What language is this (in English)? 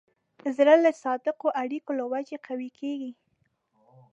Pashto